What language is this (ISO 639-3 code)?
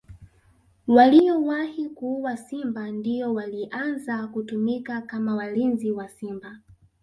swa